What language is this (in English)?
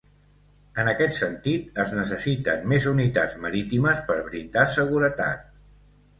Catalan